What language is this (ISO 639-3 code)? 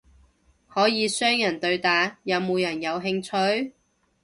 yue